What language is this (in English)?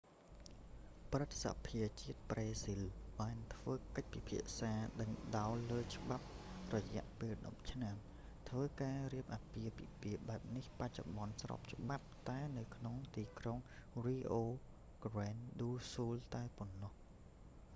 Khmer